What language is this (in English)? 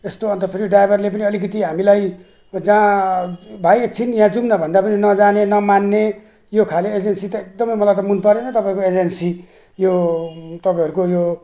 Nepali